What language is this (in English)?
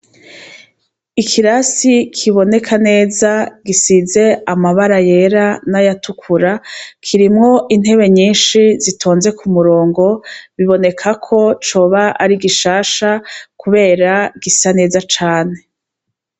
Rundi